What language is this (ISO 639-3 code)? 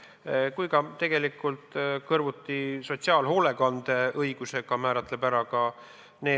est